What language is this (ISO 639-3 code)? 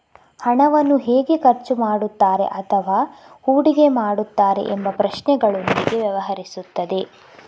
kan